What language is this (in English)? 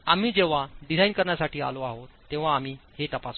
Marathi